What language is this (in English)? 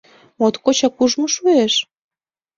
Mari